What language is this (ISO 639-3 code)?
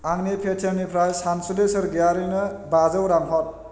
brx